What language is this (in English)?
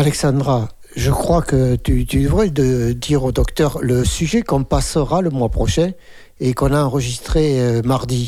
French